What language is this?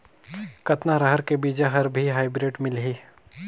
Chhattisgarhi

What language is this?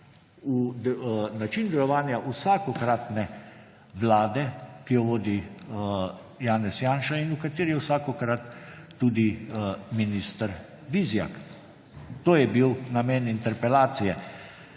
Slovenian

